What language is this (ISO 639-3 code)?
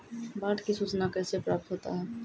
mai